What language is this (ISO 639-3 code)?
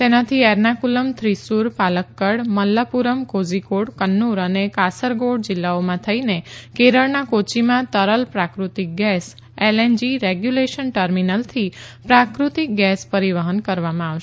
guj